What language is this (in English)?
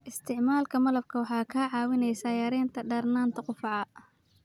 Somali